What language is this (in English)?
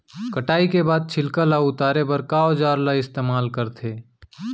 Chhattisgarhi